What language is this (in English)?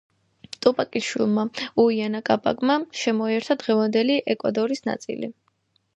Georgian